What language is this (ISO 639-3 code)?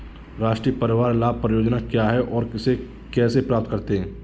hin